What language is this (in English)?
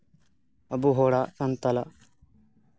Santali